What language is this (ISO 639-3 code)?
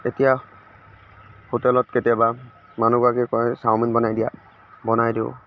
asm